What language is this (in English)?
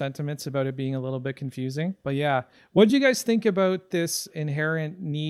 English